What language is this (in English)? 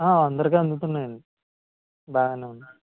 Telugu